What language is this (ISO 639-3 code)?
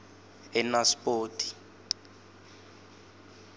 ssw